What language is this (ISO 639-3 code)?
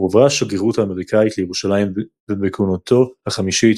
heb